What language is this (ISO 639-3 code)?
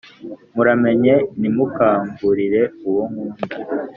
kin